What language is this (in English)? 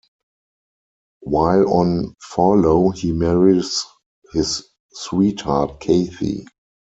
English